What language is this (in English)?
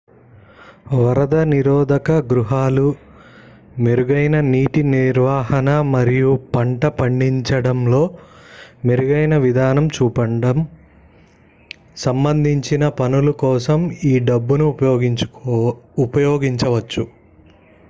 Telugu